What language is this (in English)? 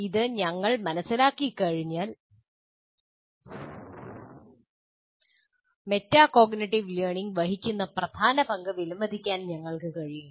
Malayalam